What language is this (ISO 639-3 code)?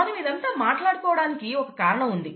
tel